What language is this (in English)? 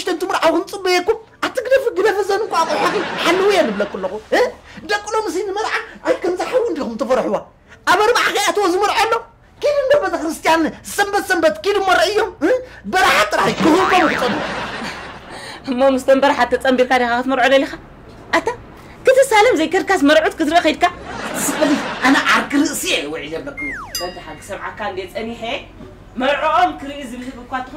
Arabic